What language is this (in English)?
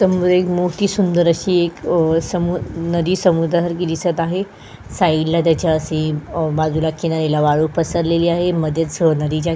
Marathi